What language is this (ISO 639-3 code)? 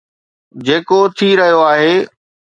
snd